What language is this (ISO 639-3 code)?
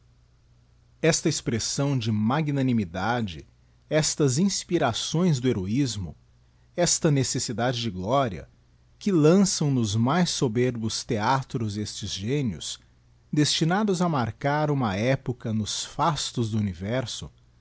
por